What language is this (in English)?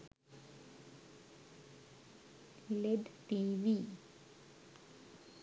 Sinhala